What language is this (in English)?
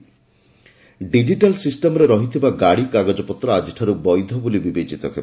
Odia